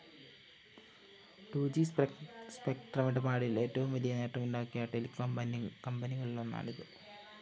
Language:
Malayalam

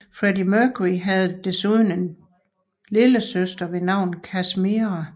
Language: Danish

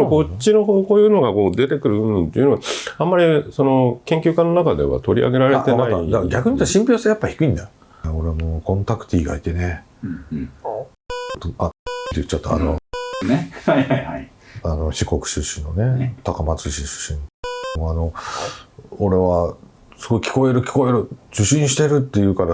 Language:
Japanese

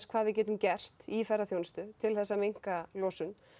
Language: Icelandic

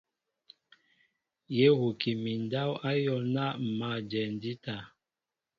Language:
Mbo (Cameroon)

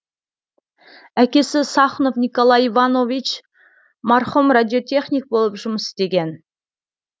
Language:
Kazakh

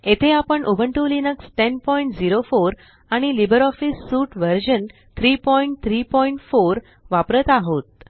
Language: Marathi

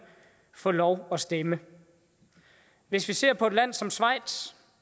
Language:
Danish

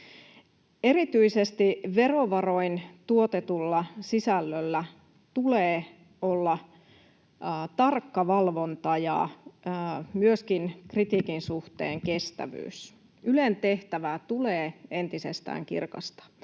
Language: Finnish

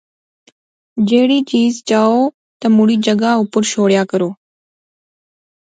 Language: Pahari-Potwari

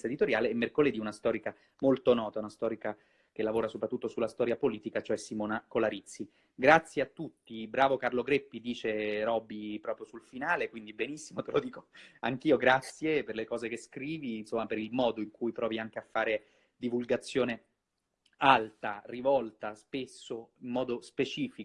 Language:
Italian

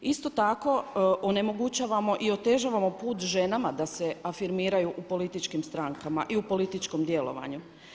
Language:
Croatian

